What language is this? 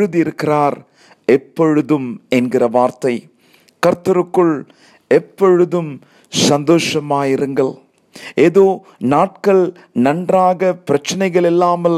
Tamil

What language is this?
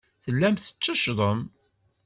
Kabyle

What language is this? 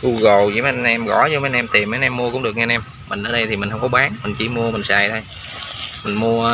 Vietnamese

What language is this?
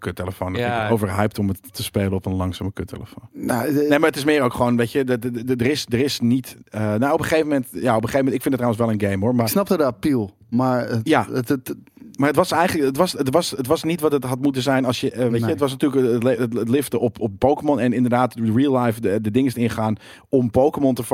Dutch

